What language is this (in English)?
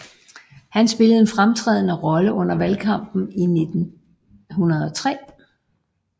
Danish